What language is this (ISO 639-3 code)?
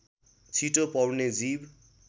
nep